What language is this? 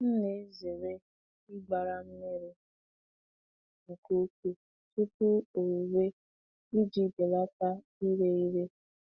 Igbo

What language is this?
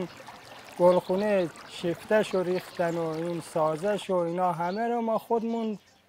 Persian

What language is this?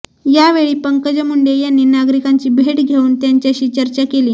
Marathi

